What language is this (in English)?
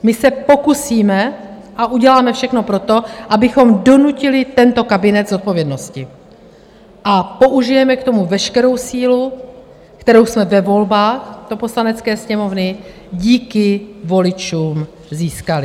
Czech